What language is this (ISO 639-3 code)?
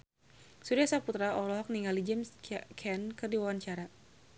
sun